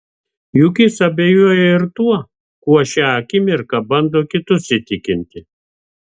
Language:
Lithuanian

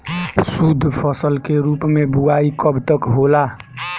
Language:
Bhojpuri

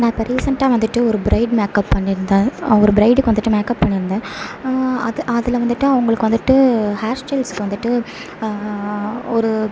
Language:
Tamil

